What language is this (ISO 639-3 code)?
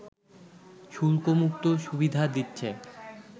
ben